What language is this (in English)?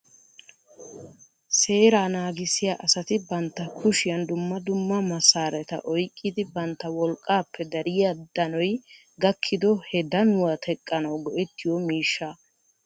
Wolaytta